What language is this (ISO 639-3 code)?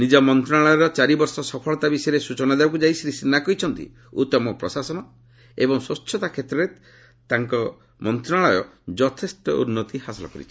ori